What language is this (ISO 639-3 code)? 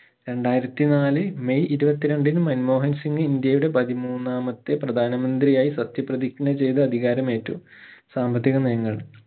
mal